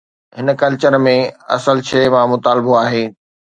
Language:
Sindhi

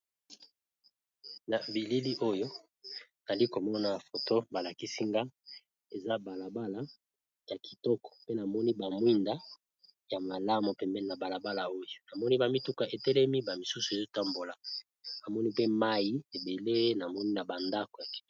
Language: Lingala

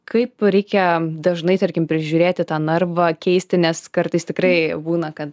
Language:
Lithuanian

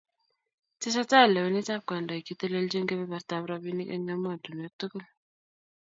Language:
Kalenjin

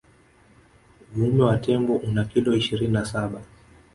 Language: Swahili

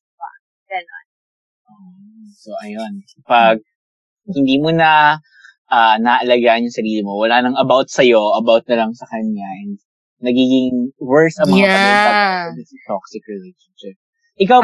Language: Filipino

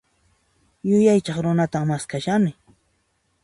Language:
Puno Quechua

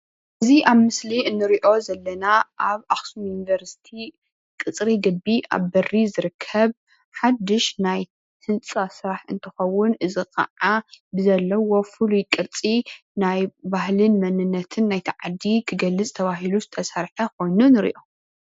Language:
Tigrinya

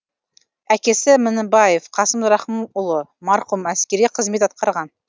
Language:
Kazakh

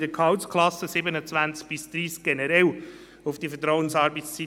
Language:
Swiss German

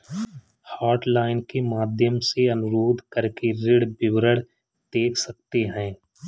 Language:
Hindi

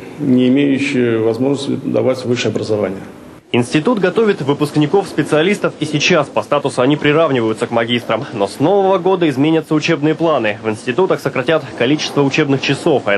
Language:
Russian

